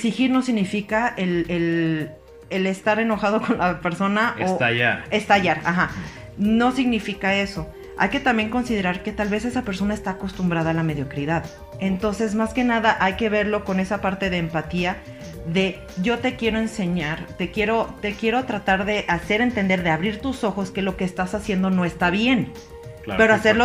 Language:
Spanish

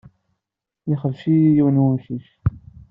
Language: Kabyle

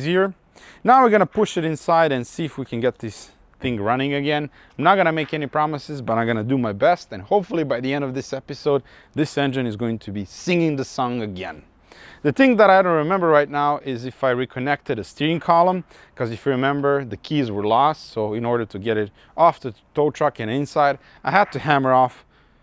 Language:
English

